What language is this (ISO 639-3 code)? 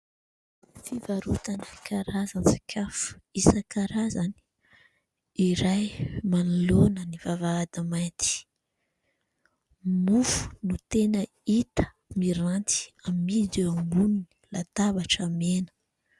mlg